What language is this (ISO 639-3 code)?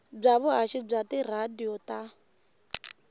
tso